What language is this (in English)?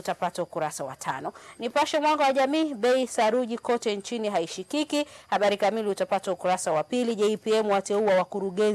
Swahili